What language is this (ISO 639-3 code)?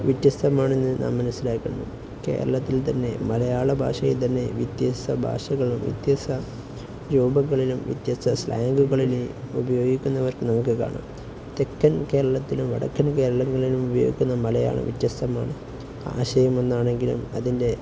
mal